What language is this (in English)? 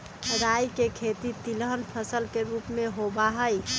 Magahi